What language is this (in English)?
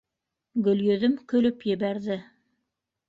Bashkir